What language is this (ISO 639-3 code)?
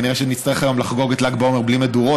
heb